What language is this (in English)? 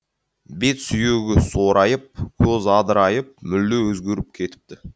Kazakh